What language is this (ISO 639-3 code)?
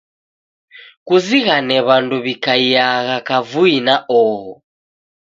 dav